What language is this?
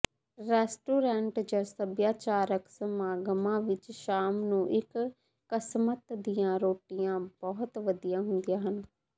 Punjabi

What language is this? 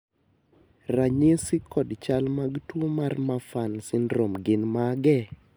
Luo (Kenya and Tanzania)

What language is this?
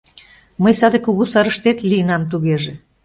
Mari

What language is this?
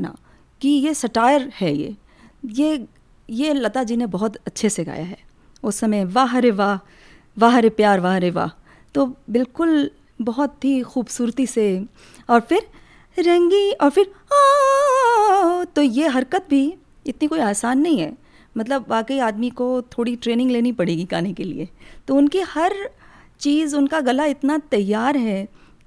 Hindi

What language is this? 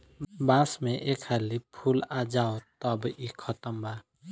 Bhojpuri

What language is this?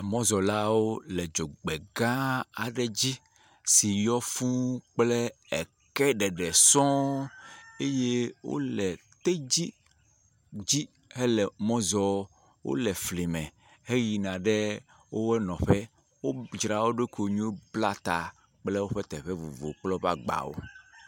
Ewe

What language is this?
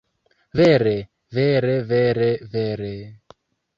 Esperanto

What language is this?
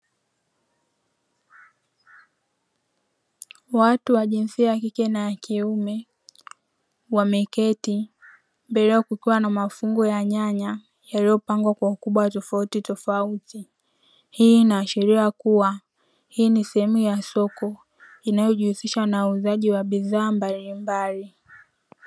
Swahili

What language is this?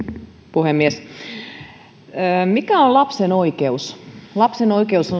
Finnish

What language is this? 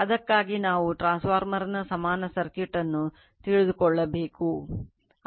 Kannada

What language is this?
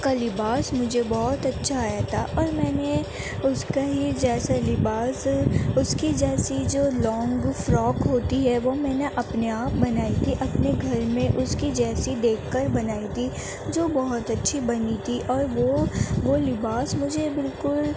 Urdu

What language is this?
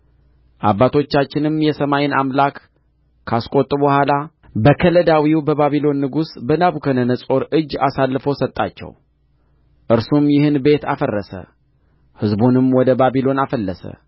Amharic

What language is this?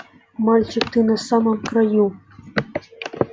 Russian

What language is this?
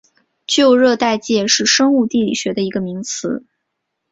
Chinese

